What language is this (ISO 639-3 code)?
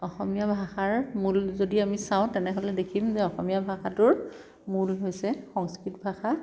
asm